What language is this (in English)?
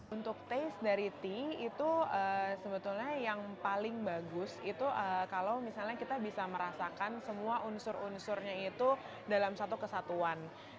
Indonesian